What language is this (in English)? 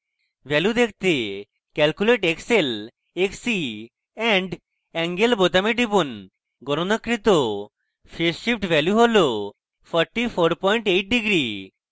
Bangla